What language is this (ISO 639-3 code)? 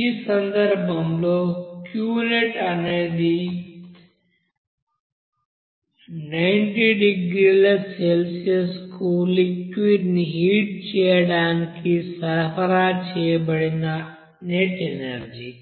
tel